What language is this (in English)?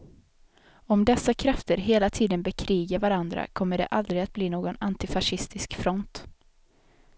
Swedish